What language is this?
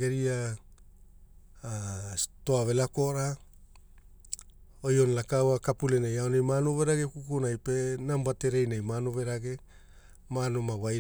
Hula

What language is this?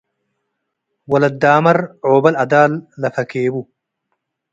Tigre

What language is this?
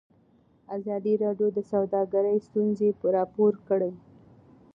Pashto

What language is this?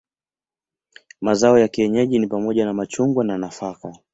Swahili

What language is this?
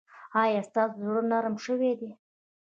Pashto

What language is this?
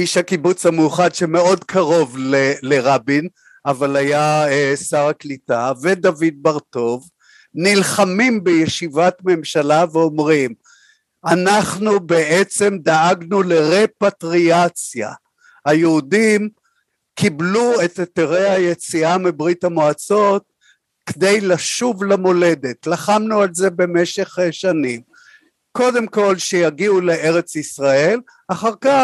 Hebrew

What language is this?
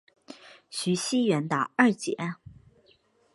Chinese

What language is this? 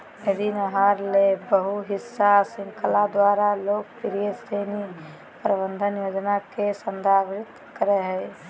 Magahi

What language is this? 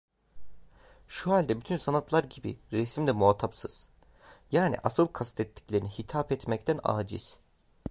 Turkish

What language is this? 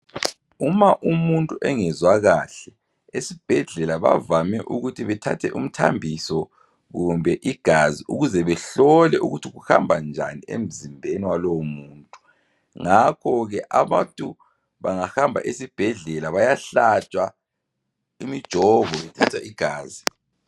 North Ndebele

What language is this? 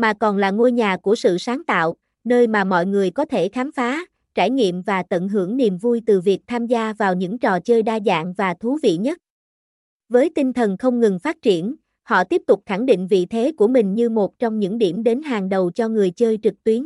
Vietnamese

